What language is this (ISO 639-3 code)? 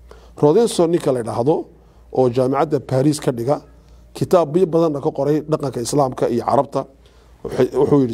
ara